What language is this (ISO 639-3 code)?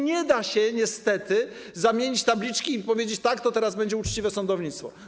pol